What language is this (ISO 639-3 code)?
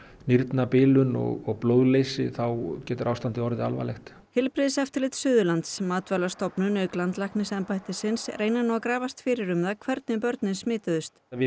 isl